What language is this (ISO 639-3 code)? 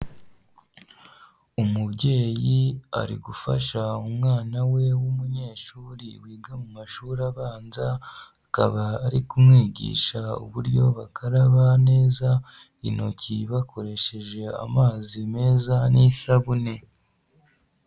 kin